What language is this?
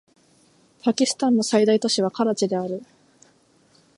Japanese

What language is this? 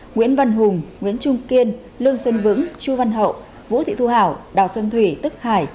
Vietnamese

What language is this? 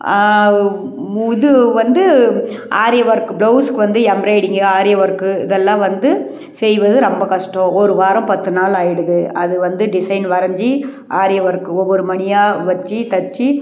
Tamil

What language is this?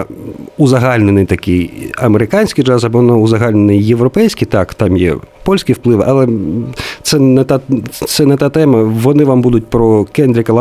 Ukrainian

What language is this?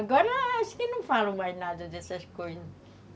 Portuguese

